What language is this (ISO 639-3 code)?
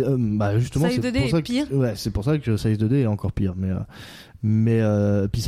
fra